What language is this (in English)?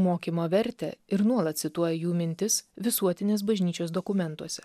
Lithuanian